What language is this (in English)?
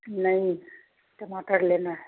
Hindi